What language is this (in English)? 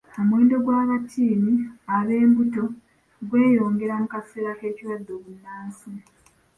Ganda